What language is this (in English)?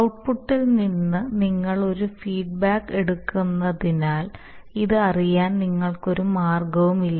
Malayalam